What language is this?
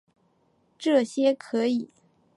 Chinese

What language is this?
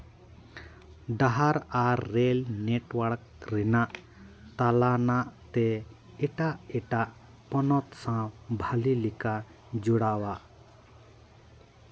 Santali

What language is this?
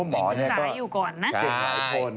Thai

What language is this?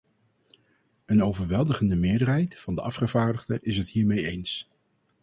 Dutch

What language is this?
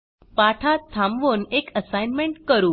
Marathi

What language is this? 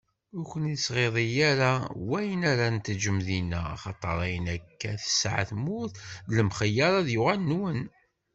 Kabyle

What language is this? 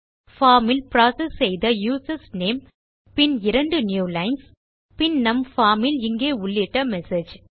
Tamil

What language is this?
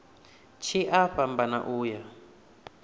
Venda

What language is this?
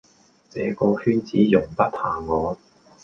Cantonese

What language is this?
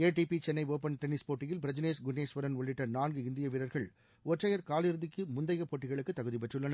Tamil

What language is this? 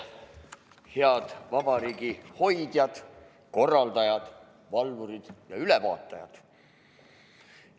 Estonian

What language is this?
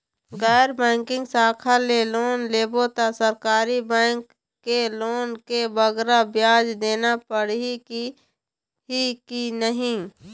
Chhattisgarhi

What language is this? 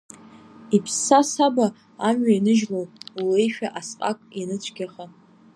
Abkhazian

